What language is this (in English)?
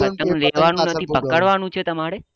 Gujarati